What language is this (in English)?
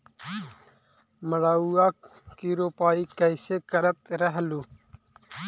Magahi